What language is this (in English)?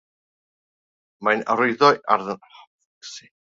Welsh